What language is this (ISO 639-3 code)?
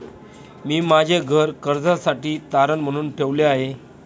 mar